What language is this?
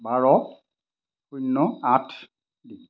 Assamese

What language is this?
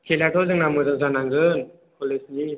Bodo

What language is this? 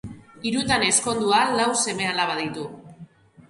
Basque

